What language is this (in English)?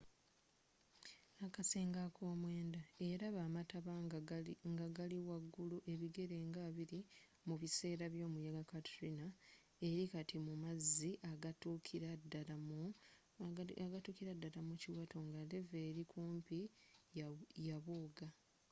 Ganda